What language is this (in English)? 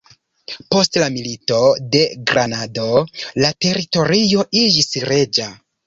Esperanto